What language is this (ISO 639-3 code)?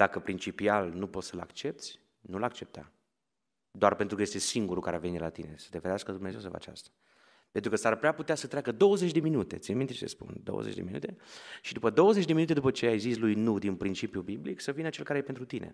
ron